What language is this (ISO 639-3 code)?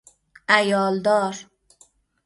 fas